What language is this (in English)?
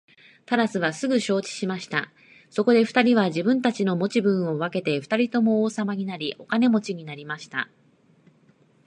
Japanese